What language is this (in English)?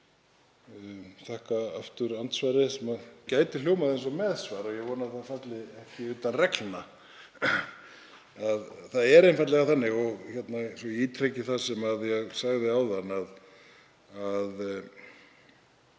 Icelandic